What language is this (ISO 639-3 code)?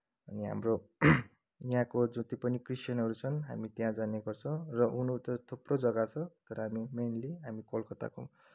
nep